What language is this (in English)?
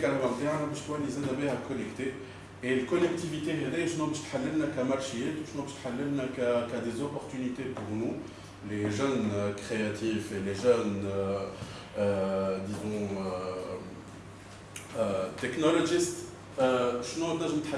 French